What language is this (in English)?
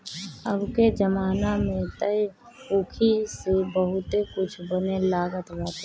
Bhojpuri